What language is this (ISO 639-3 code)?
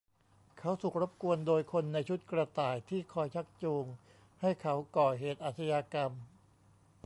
tha